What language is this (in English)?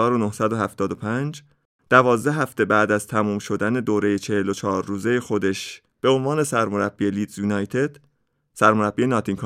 Persian